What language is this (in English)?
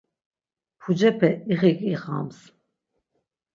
Laz